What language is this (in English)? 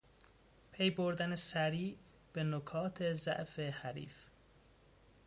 Persian